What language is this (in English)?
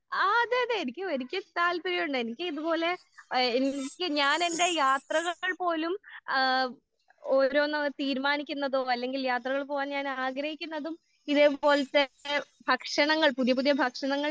Malayalam